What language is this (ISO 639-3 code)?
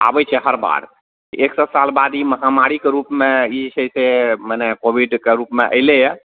mai